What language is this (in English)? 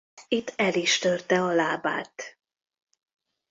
Hungarian